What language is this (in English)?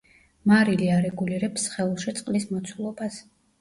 Georgian